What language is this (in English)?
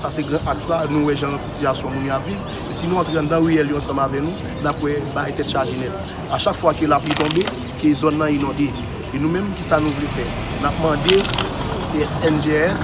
French